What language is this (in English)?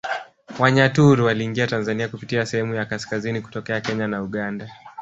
Swahili